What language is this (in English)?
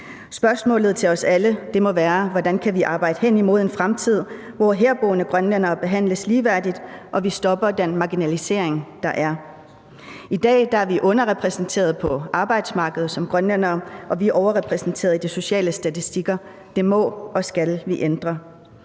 Danish